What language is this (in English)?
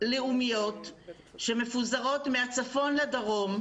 Hebrew